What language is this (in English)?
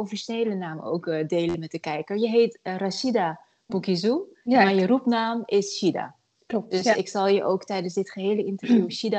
Dutch